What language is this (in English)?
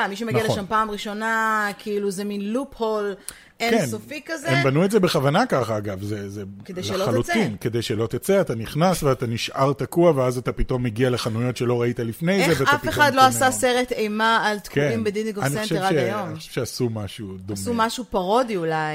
Hebrew